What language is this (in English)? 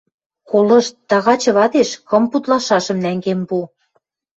Western Mari